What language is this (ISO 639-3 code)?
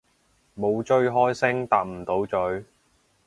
yue